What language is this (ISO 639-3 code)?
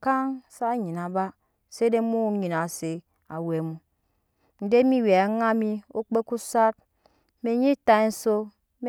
yes